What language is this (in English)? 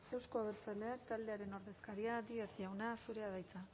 Basque